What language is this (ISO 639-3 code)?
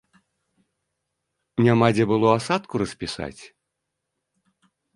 bel